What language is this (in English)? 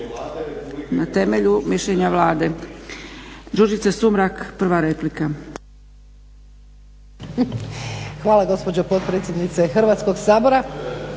Croatian